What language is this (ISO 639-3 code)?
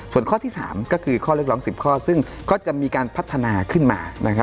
tha